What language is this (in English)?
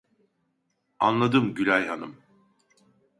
Turkish